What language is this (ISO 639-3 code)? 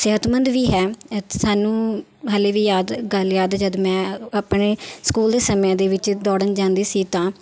pan